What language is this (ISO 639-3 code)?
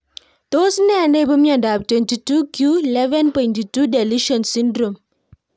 kln